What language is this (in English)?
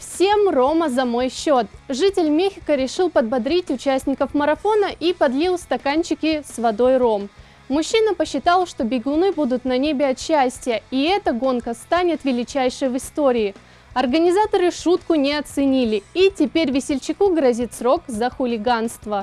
Russian